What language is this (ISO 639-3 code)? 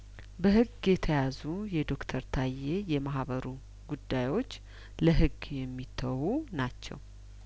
amh